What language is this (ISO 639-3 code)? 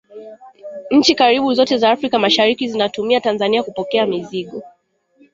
swa